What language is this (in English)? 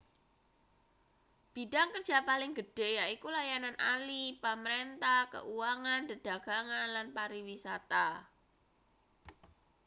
Javanese